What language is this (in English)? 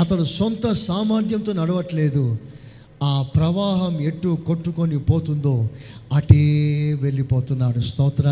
Telugu